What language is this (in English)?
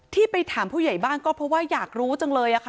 Thai